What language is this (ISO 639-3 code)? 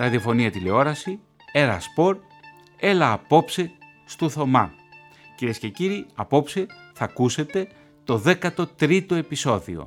ell